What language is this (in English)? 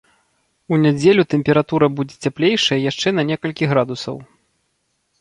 Belarusian